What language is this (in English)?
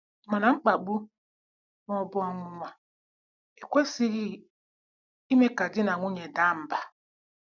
Igbo